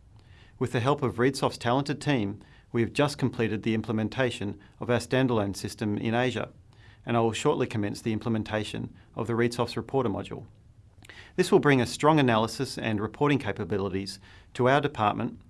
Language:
English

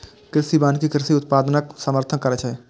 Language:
Maithili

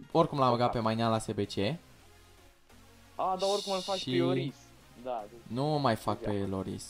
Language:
Romanian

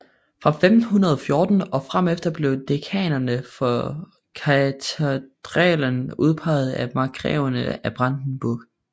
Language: Danish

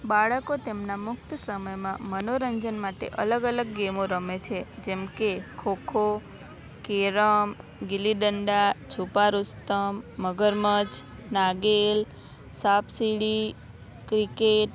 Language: Gujarati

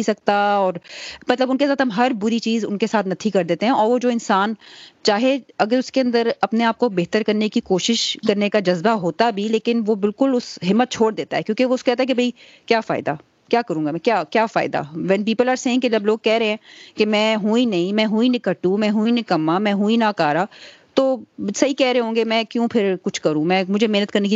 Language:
Urdu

